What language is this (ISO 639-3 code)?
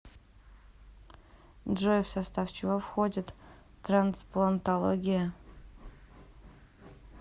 rus